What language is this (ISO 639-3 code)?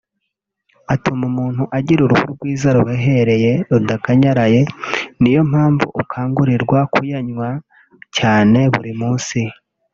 kin